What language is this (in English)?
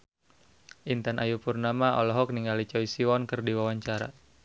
Sundanese